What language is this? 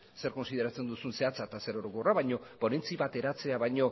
Basque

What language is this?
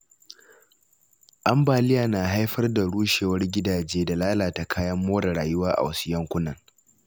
Hausa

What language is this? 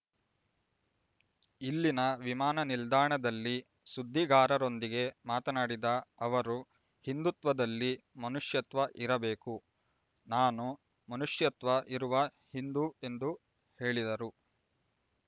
Kannada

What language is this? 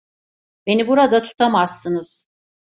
Turkish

